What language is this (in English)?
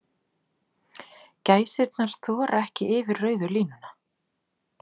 Icelandic